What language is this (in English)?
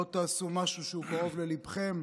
Hebrew